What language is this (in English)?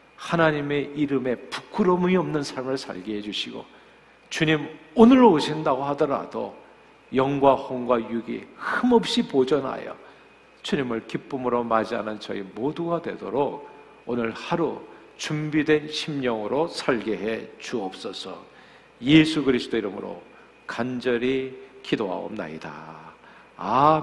Korean